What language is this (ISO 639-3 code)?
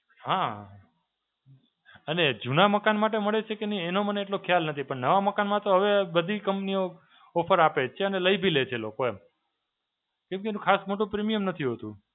guj